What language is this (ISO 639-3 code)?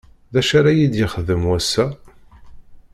kab